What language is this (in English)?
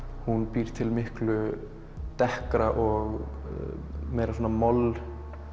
Icelandic